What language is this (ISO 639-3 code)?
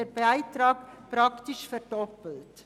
gsw